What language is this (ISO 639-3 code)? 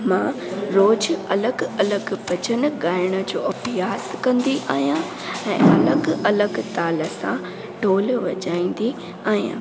snd